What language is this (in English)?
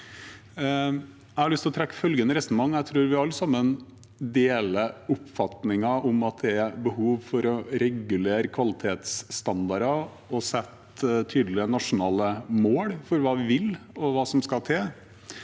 Norwegian